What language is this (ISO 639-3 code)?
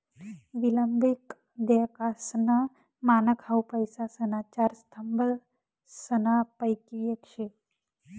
mar